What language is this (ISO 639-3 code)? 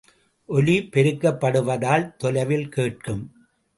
tam